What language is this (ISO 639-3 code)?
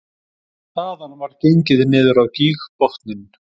isl